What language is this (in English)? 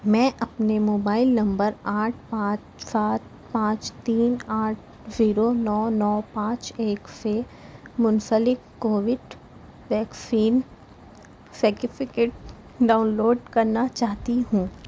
Urdu